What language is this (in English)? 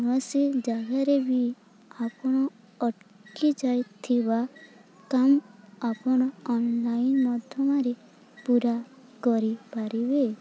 Odia